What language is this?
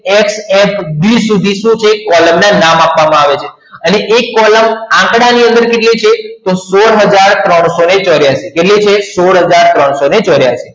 Gujarati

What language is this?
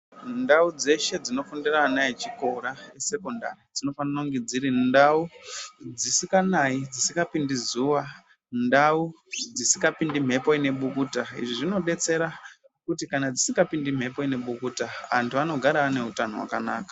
Ndau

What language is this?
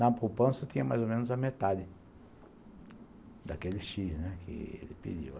Portuguese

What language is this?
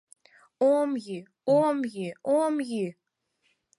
Mari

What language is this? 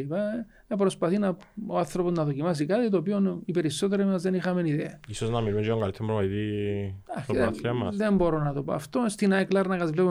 Greek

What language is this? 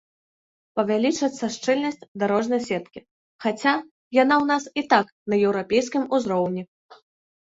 Belarusian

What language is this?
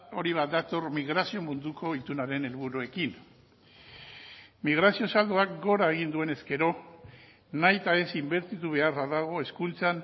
Basque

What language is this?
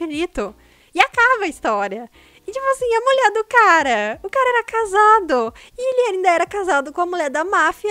Portuguese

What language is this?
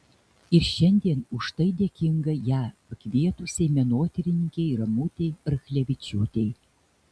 Lithuanian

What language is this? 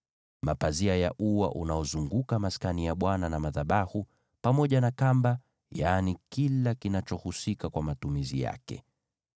Swahili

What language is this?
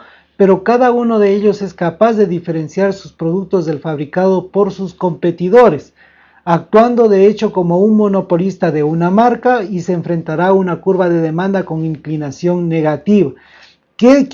Spanish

